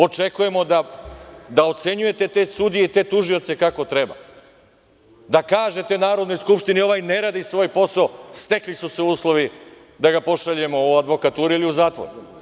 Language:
Serbian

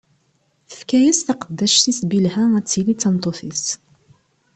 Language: Kabyle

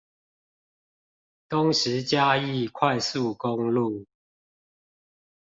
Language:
Chinese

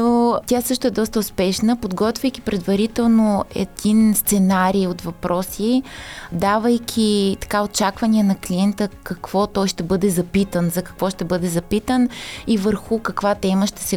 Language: Bulgarian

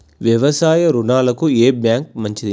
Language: Telugu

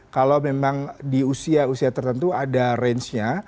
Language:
Indonesian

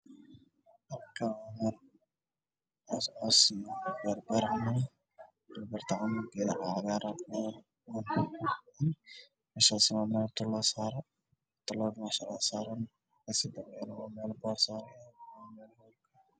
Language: Somali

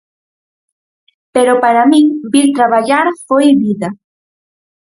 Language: Galician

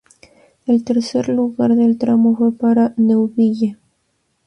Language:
Spanish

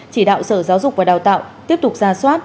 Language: Vietnamese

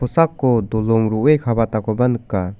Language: Garo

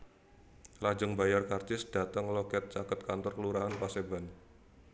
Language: Javanese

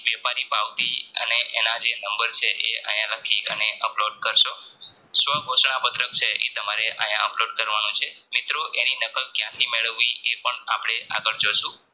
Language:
Gujarati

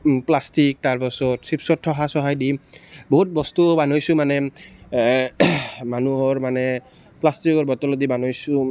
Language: Assamese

